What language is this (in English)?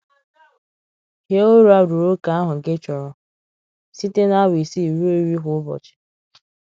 Igbo